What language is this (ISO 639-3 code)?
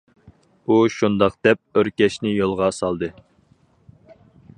uig